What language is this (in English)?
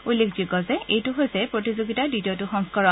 Assamese